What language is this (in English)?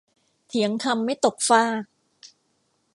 Thai